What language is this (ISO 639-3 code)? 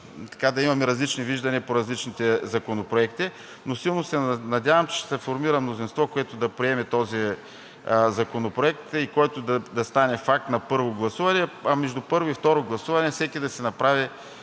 bul